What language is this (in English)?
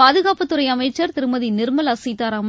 Tamil